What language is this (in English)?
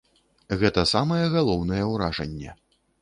Belarusian